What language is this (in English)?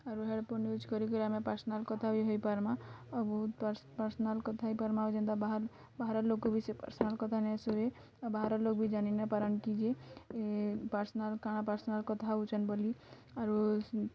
Odia